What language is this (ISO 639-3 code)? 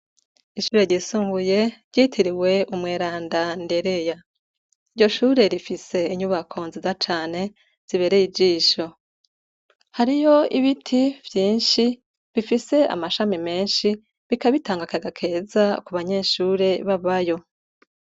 run